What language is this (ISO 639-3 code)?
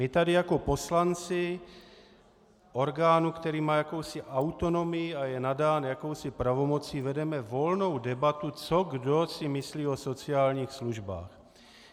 ces